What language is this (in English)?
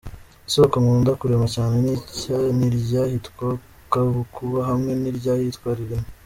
Kinyarwanda